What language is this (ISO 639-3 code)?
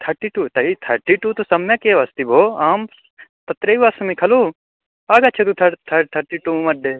san